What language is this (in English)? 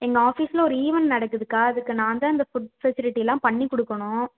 Tamil